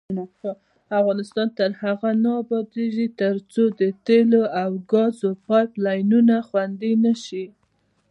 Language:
Pashto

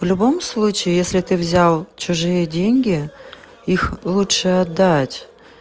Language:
Russian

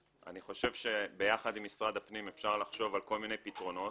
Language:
Hebrew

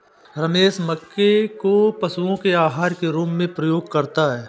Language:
Hindi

